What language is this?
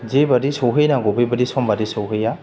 Bodo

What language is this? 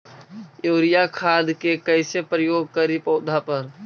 Magahi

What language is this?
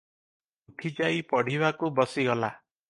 Odia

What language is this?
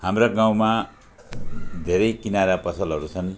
Nepali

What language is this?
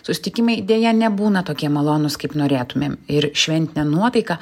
Lithuanian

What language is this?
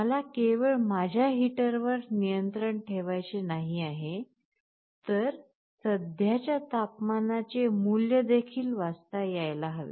Marathi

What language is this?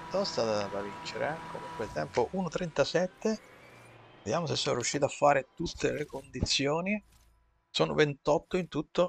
Italian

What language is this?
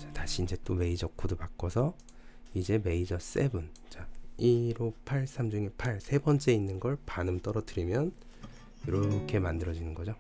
Korean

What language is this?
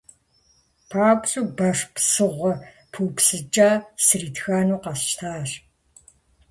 Kabardian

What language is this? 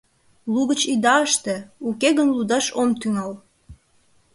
Mari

